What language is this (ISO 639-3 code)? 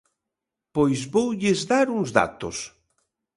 glg